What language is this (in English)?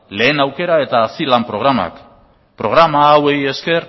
Basque